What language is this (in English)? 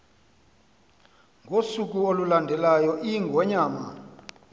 Xhosa